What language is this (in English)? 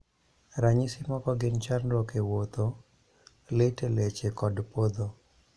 Luo (Kenya and Tanzania)